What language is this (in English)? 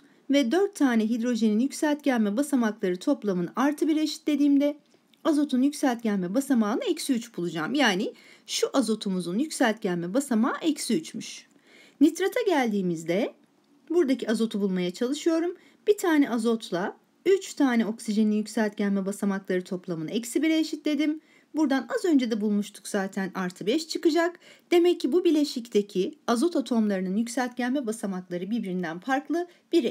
Turkish